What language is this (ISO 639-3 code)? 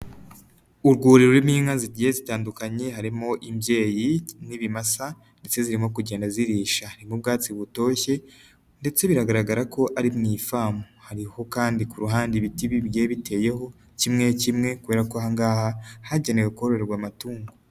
kin